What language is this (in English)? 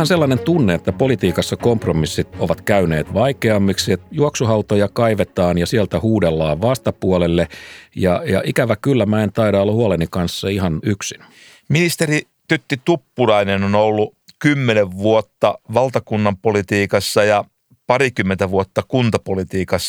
Finnish